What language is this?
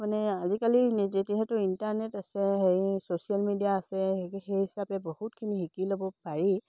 Assamese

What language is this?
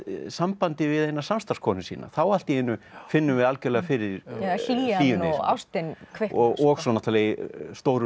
Icelandic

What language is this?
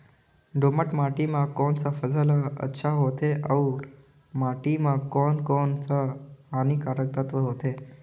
Chhattisgarhi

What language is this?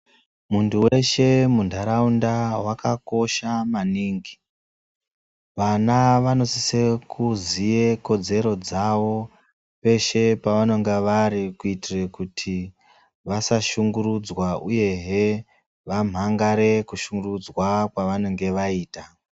Ndau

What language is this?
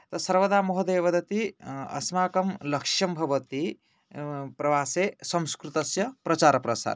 Sanskrit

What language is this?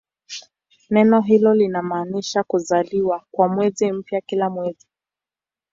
Swahili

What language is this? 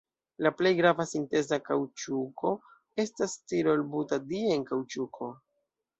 Esperanto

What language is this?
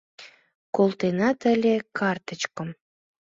Mari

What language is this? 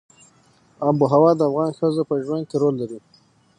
Pashto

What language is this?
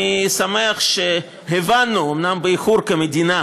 Hebrew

